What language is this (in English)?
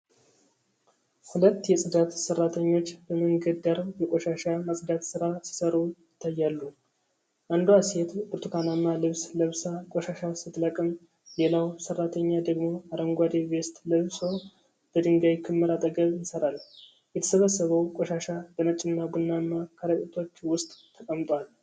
Amharic